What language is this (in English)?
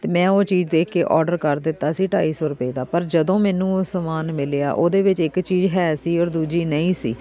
Punjabi